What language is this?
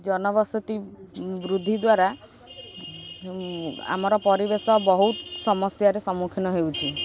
Odia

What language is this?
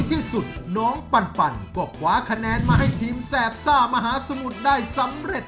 Thai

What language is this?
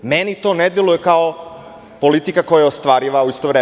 Serbian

